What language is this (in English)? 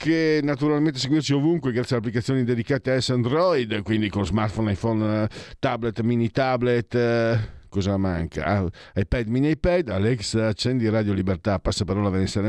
Italian